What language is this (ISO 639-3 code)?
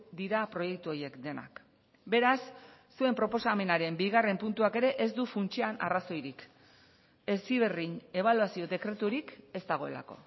eus